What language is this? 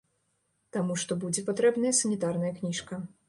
Belarusian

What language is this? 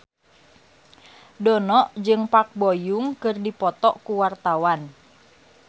Sundanese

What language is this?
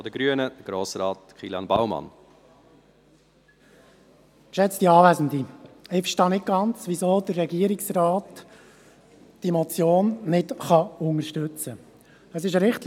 Swiss German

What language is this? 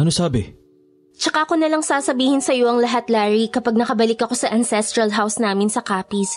Filipino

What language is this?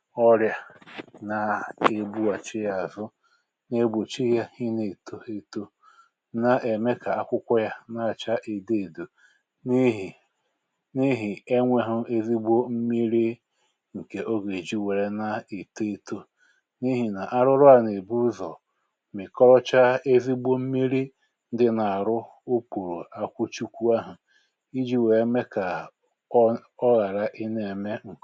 Igbo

